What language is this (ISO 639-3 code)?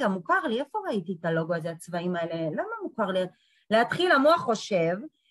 heb